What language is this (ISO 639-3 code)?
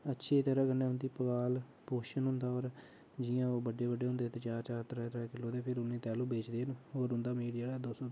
doi